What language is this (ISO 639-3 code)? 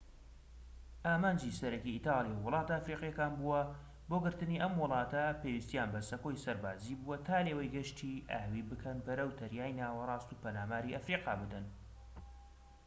ckb